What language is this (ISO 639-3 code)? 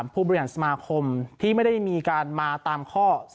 tha